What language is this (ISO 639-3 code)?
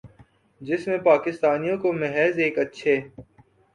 urd